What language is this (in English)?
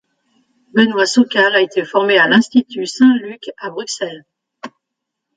French